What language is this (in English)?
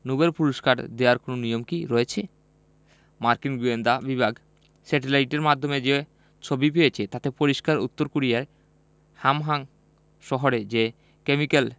Bangla